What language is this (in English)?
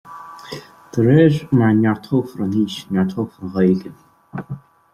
Irish